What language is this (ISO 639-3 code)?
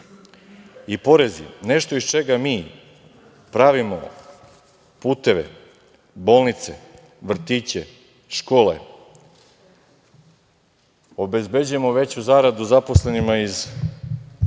srp